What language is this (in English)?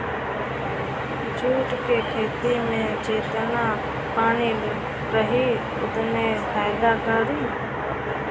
Bhojpuri